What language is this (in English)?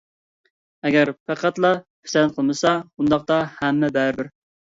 Uyghur